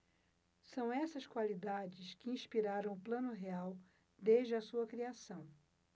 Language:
Portuguese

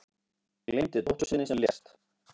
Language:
Icelandic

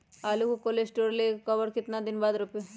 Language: Magahi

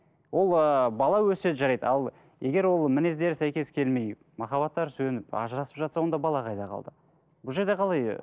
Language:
Kazakh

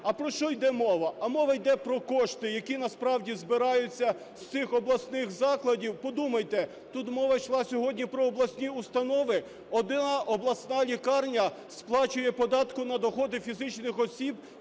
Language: Ukrainian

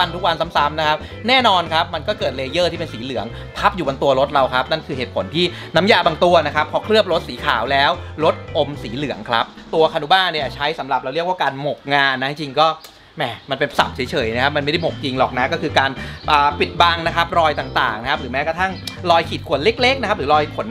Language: Thai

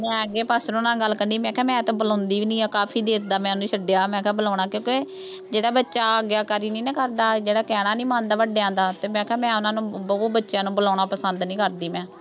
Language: Punjabi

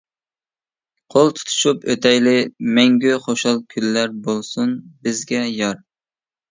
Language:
Uyghur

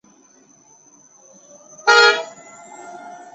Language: Chinese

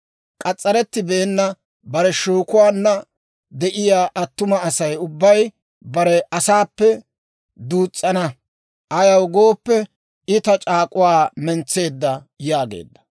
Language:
Dawro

